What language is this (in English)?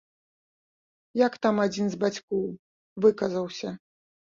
Belarusian